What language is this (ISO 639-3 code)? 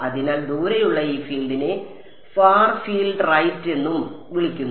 mal